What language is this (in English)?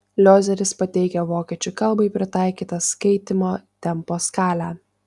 Lithuanian